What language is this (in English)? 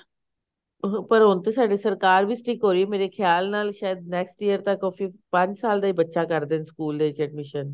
Punjabi